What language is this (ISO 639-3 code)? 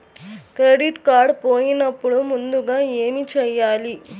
tel